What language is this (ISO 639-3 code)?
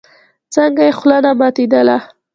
pus